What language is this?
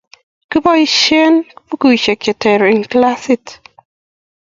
Kalenjin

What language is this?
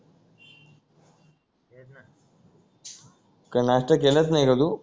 Marathi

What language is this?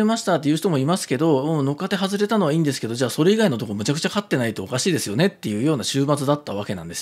Japanese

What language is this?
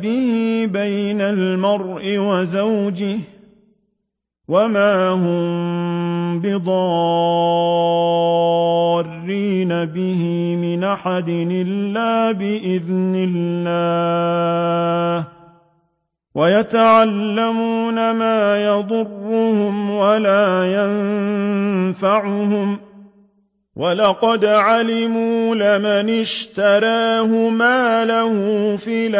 Arabic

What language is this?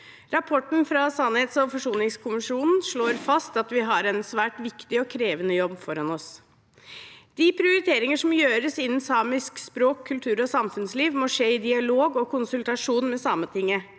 Norwegian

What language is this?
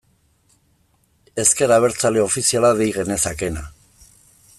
Basque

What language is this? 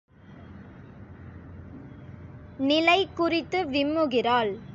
Tamil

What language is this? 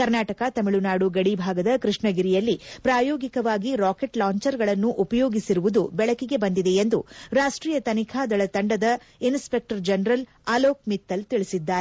Kannada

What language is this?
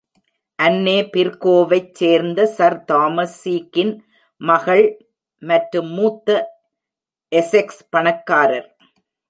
Tamil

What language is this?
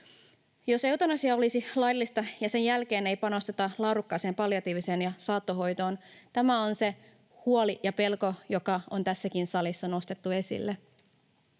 Finnish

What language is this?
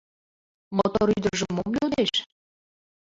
Mari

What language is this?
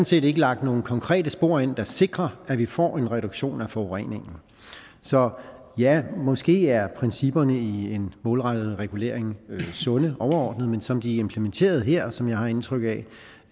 Danish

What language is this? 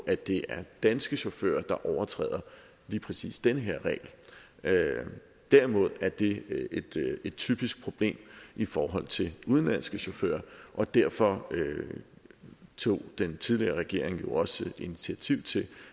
Danish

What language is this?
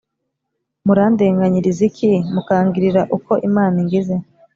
Kinyarwanda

